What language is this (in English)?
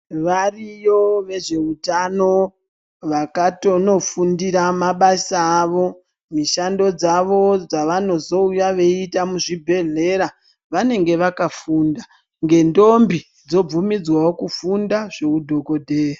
Ndau